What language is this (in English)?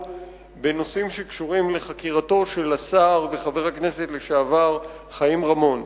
Hebrew